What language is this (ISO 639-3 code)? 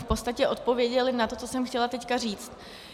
ces